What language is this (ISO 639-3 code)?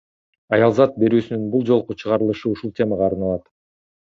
kir